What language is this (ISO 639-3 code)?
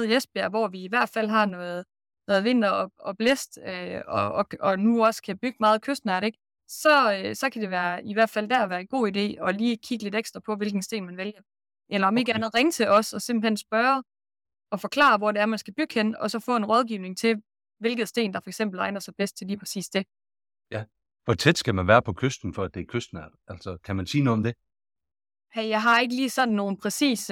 dan